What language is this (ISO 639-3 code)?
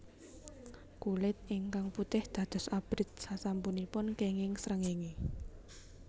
jav